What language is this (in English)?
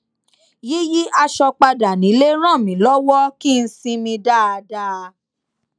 Yoruba